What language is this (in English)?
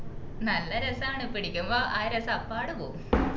Malayalam